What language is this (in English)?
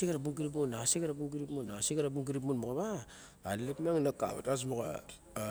Barok